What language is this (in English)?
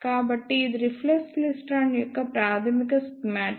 Telugu